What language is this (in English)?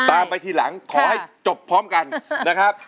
Thai